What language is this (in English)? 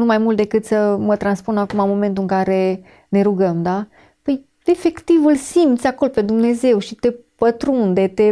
Romanian